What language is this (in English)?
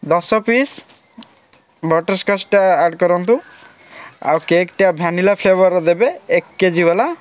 Odia